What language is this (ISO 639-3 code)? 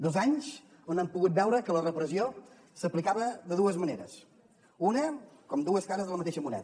cat